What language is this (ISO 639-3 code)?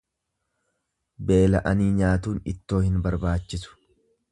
orm